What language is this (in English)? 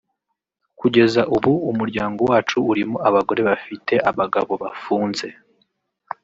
Kinyarwanda